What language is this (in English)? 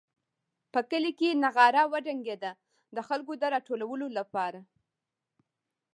Pashto